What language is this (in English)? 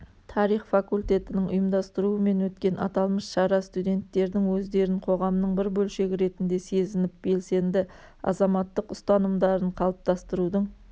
Kazakh